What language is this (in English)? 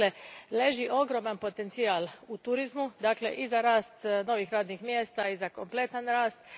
Croatian